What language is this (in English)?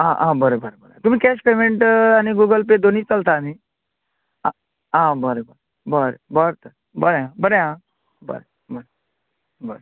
Konkani